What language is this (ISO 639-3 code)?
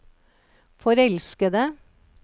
nor